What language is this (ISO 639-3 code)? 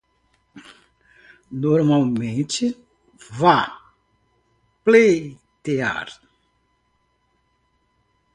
por